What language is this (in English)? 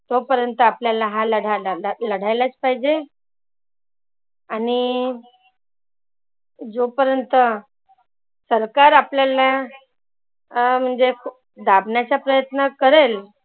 Marathi